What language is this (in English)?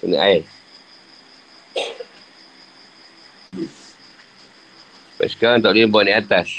Malay